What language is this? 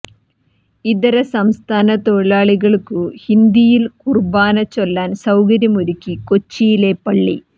Malayalam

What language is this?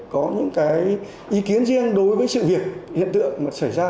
Vietnamese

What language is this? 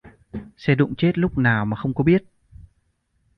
Vietnamese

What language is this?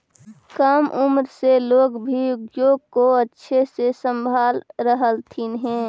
Magahi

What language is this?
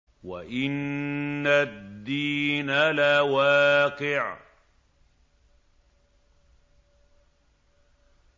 Arabic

